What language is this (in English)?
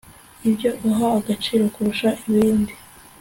Kinyarwanda